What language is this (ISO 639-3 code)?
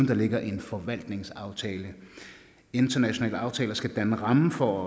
dan